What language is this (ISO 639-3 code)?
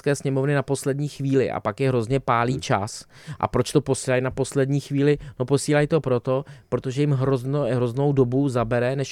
ces